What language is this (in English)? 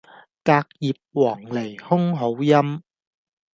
Cantonese